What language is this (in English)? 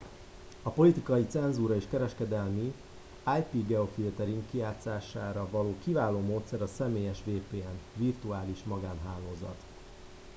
Hungarian